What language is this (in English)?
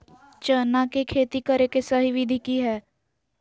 Magahi